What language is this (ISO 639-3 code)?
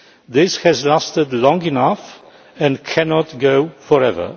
eng